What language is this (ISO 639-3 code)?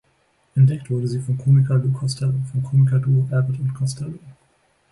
deu